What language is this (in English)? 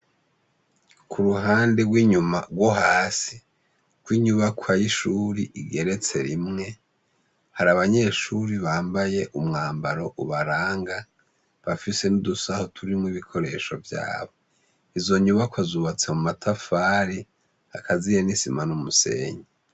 Rundi